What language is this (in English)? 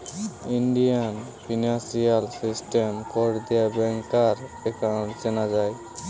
Bangla